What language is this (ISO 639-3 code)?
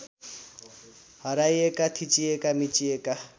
nep